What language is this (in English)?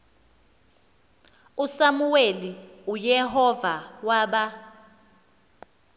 Xhosa